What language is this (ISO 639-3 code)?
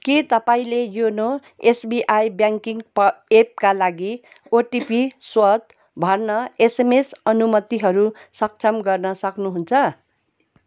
nep